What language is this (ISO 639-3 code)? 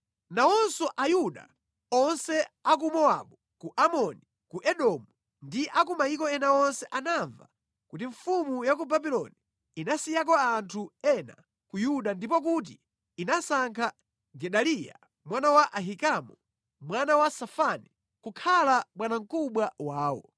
nya